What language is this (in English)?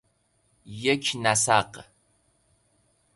Persian